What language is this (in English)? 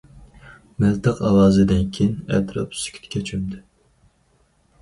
Uyghur